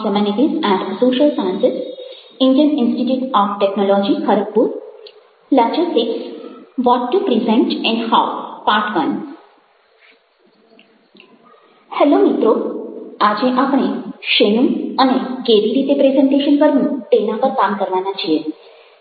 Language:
Gujarati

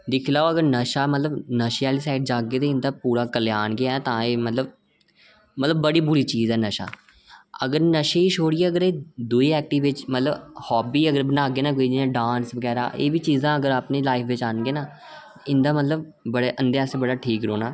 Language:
Dogri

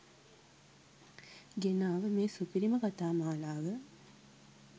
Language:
Sinhala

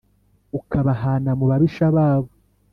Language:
Kinyarwanda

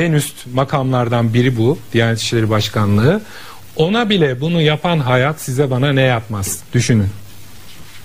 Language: Turkish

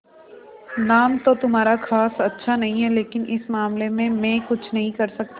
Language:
Hindi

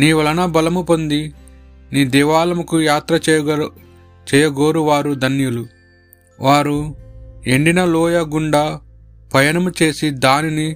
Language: Telugu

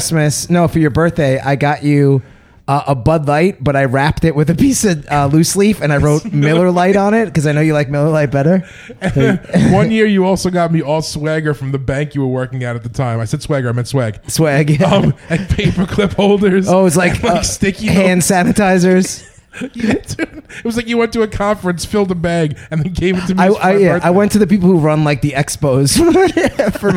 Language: English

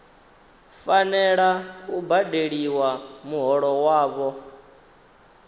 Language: Venda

